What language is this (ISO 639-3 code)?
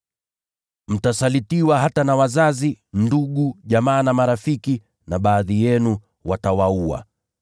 swa